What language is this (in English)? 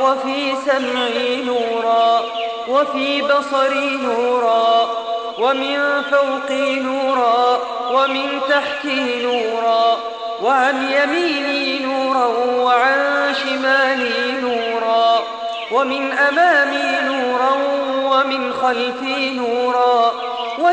Arabic